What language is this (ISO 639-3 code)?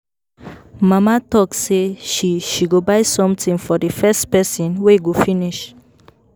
pcm